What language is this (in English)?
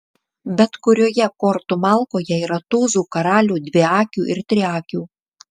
Lithuanian